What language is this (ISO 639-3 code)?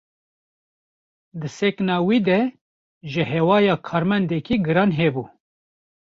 kur